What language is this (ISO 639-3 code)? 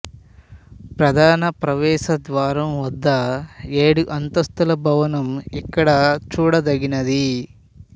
tel